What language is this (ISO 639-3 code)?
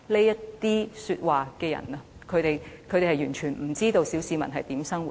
yue